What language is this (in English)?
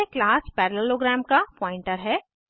Hindi